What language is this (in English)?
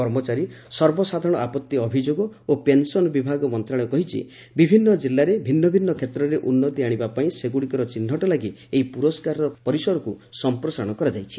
Odia